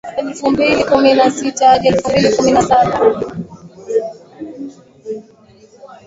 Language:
Swahili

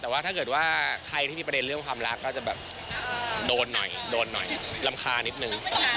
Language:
Thai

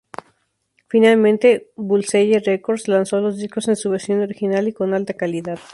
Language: Spanish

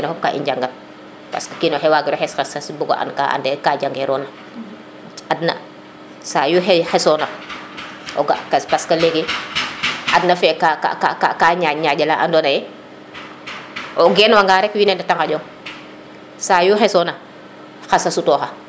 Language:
Serer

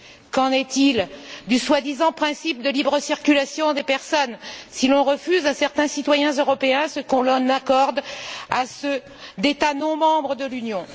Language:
French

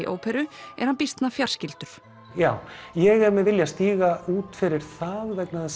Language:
Icelandic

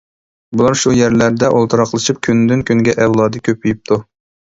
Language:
Uyghur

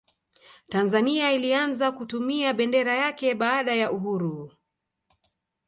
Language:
Swahili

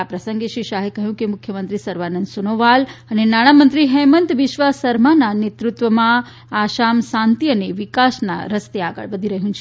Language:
Gujarati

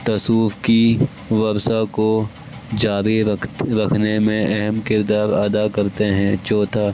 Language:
Urdu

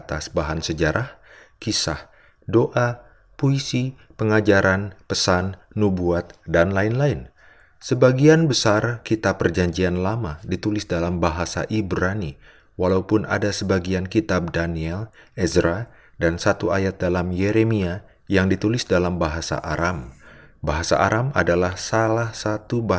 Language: Indonesian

